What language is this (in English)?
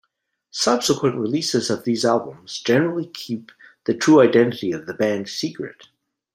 English